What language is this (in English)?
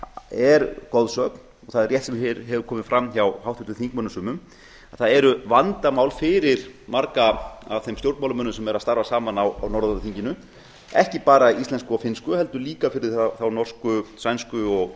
Icelandic